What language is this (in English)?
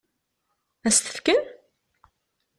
Kabyle